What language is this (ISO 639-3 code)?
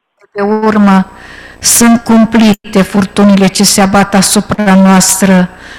ron